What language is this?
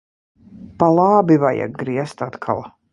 Latvian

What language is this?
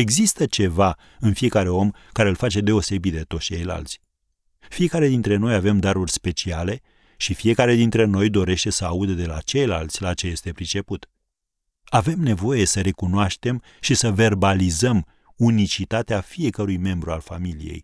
Romanian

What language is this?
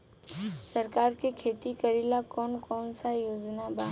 Bhojpuri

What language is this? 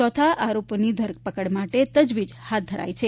Gujarati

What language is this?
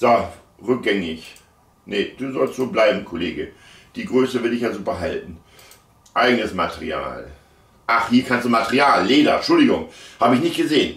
German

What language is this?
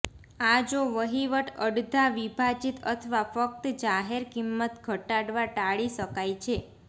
Gujarati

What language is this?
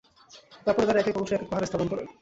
Bangla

